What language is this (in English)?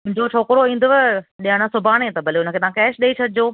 Sindhi